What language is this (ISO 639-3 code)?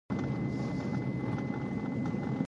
pus